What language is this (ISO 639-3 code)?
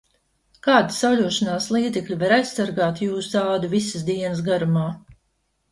lav